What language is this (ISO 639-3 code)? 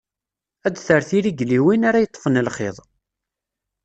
kab